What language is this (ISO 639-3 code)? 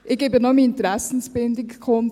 gsw